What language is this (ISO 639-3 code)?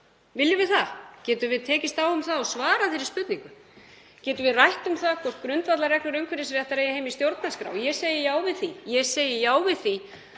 isl